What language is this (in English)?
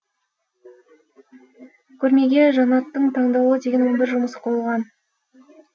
Kazakh